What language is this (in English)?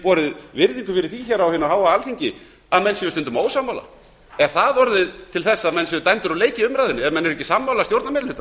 Icelandic